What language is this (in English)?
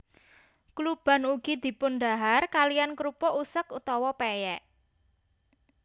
Javanese